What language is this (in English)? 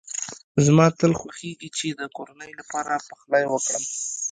Pashto